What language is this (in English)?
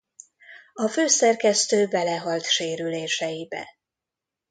Hungarian